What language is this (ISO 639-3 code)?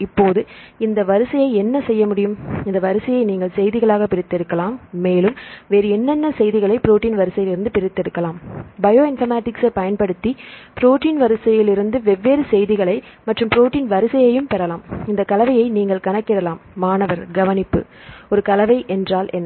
tam